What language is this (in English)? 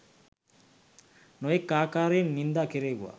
Sinhala